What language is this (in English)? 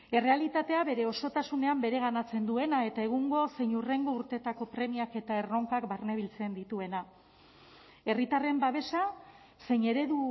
Basque